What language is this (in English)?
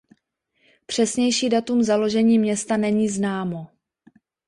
Czech